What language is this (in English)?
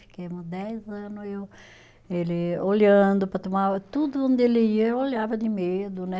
Portuguese